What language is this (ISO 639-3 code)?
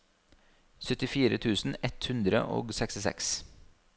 nor